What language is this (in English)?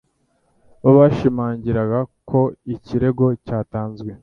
Kinyarwanda